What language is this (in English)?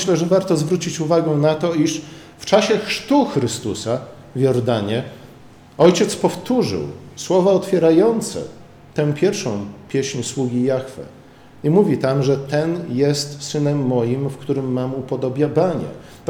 Polish